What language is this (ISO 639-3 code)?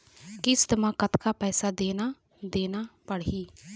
hne